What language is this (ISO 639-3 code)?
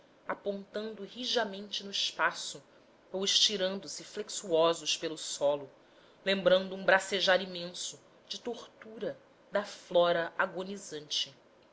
por